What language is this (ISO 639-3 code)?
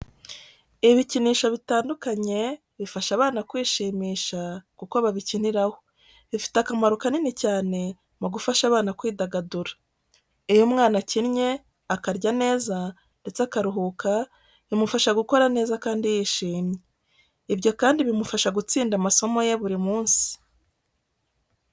kin